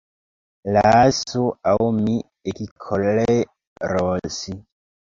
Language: Esperanto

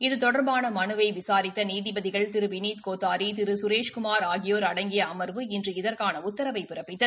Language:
Tamil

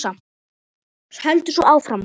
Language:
Icelandic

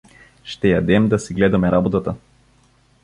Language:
Bulgarian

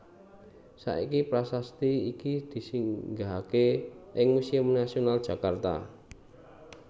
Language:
Javanese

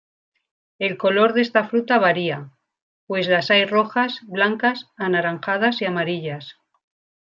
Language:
Spanish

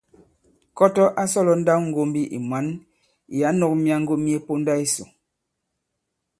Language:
Bankon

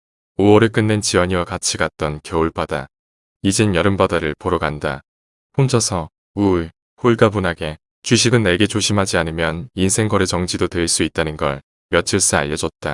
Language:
Korean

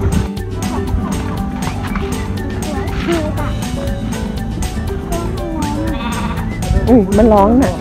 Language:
Thai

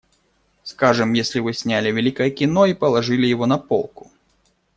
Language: Russian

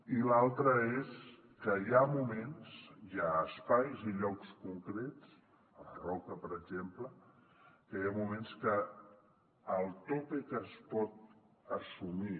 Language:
Catalan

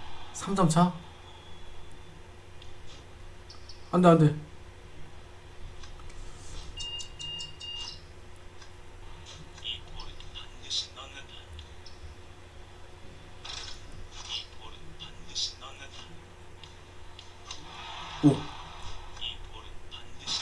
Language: Korean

